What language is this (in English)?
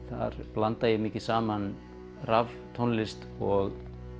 Icelandic